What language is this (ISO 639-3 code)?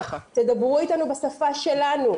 heb